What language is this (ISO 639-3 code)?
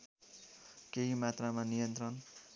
nep